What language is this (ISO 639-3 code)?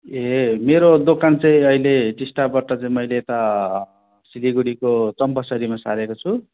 nep